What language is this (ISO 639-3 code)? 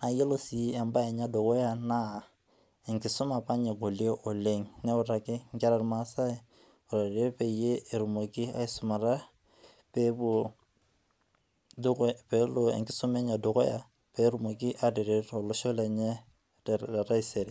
mas